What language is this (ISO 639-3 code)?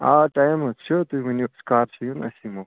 kas